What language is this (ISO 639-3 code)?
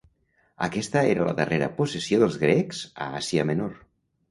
cat